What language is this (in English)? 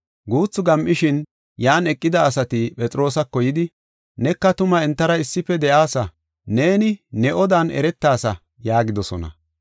Gofa